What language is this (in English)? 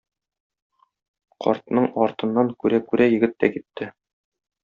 Tatar